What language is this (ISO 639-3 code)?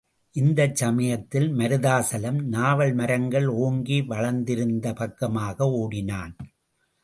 tam